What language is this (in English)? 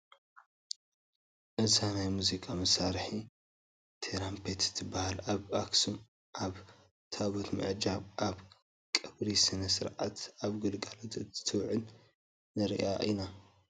Tigrinya